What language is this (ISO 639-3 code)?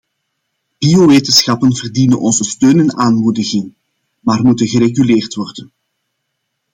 nld